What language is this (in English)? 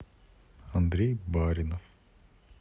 Russian